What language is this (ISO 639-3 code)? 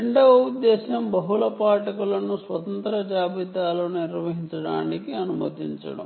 tel